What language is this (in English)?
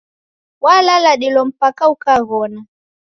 Taita